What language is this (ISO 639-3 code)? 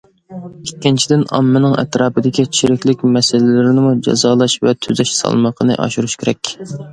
uig